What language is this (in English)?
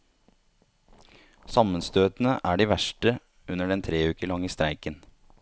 Norwegian